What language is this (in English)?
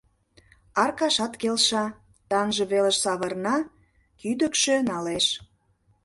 Mari